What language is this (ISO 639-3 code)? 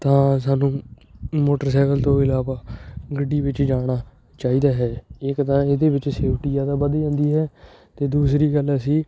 pan